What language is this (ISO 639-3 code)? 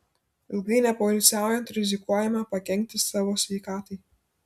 lit